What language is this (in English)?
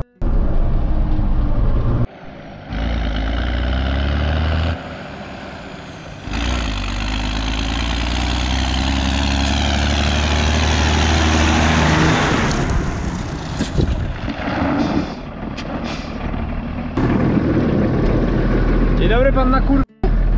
Polish